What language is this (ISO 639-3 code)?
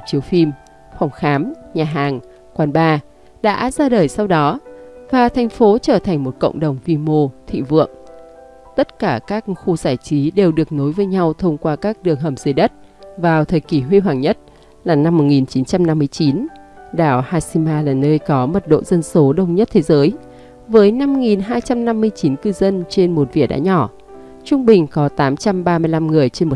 vie